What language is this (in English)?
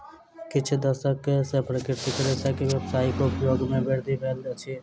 Maithili